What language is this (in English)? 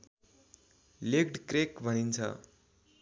Nepali